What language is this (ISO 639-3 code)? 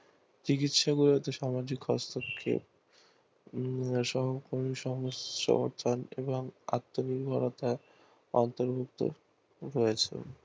ben